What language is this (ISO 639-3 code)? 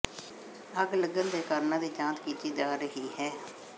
pan